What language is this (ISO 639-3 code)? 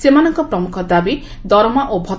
ori